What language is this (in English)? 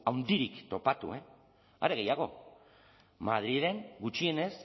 Basque